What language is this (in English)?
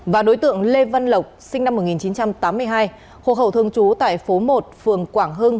Vietnamese